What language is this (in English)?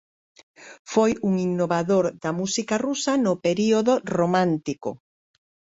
Galician